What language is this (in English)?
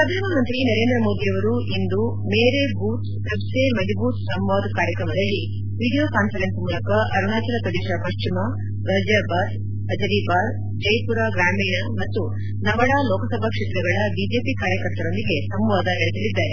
Kannada